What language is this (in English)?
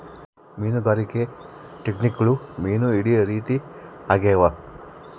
Kannada